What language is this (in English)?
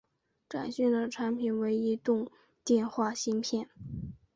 Chinese